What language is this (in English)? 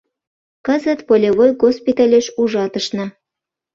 Mari